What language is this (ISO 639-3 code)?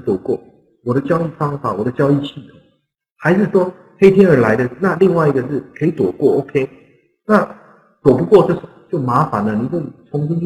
zho